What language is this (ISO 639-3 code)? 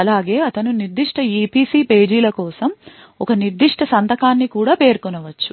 tel